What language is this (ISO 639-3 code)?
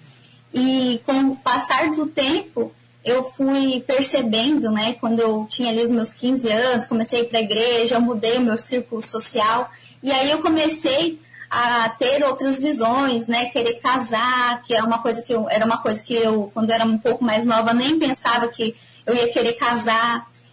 por